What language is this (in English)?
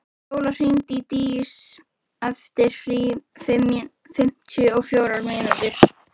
Icelandic